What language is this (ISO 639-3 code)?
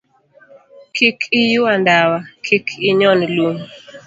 luo